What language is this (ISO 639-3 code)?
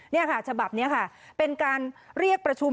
tha